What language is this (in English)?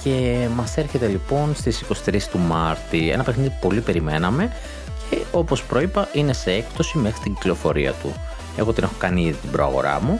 Greek